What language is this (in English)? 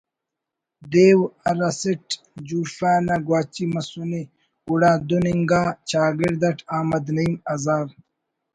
Brahui